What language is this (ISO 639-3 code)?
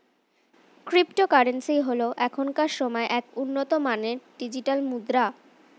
ben